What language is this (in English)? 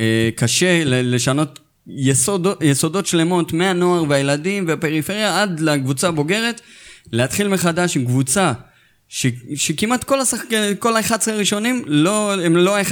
Hebrew